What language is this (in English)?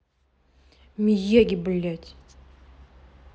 Russian